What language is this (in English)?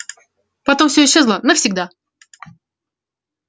Russian